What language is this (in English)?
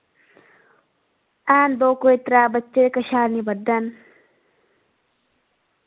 Dogri